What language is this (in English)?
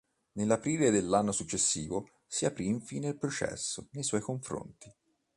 Italian